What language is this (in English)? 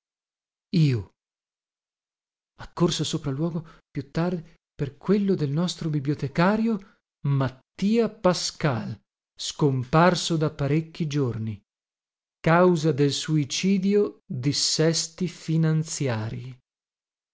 Italian